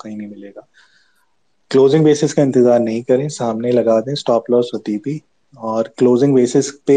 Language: Urdu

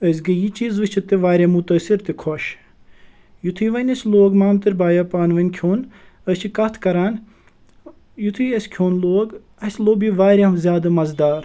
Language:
Kashmiri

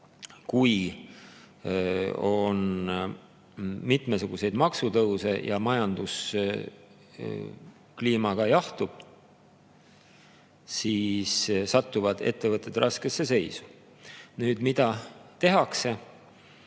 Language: Estonian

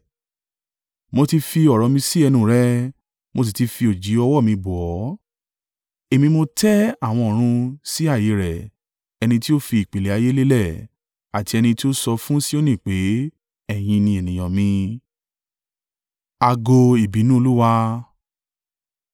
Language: Yoruba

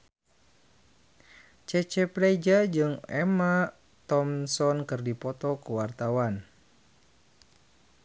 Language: Sundanese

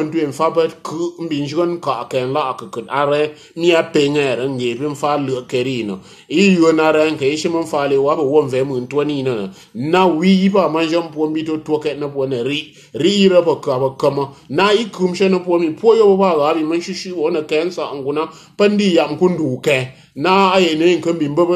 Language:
Portuguese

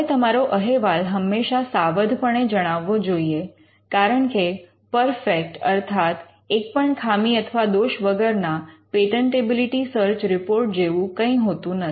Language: Gujarati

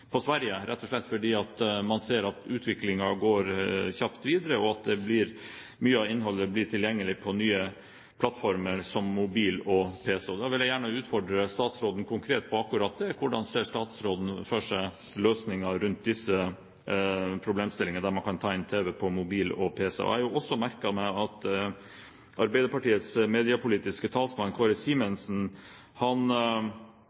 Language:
Norwegian Bokmål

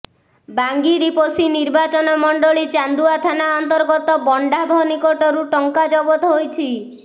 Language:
Odia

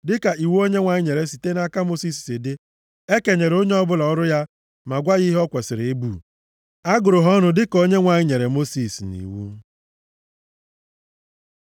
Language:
Igbo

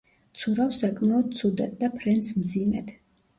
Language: Georgian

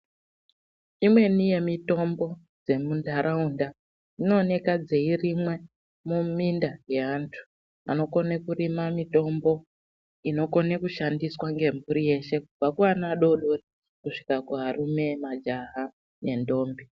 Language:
Ndau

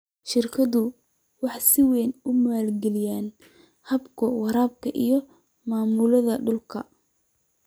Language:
Somali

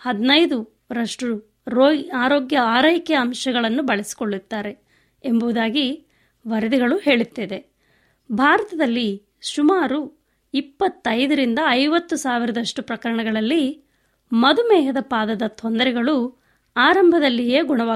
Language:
Kannada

